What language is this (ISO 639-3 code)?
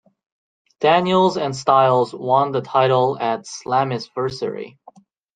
eng